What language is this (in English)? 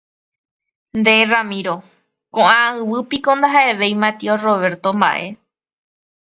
Guarani